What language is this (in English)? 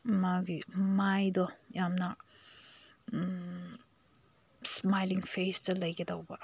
Manipuri